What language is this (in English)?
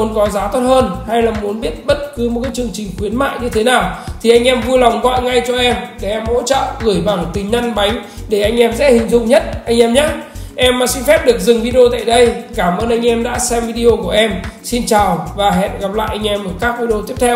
Vietnamese